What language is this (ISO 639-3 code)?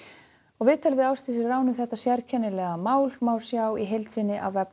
isl